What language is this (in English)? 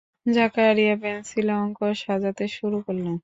Bangla